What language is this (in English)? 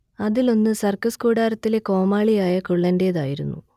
Malayalam